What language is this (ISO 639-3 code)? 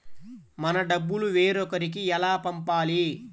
tel